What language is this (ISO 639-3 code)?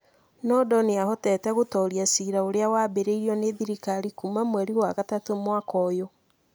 kik